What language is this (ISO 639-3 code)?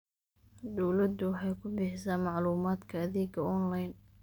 som